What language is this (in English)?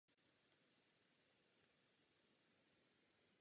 Czech